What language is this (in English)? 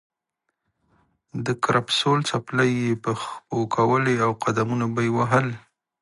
Pashto